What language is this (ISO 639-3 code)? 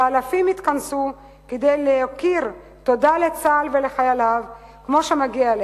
heb